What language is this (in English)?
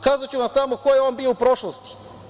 Serbian